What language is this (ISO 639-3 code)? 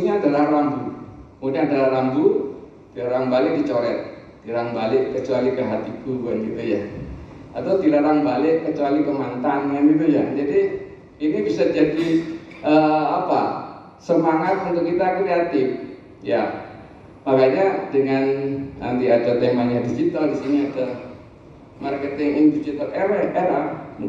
ind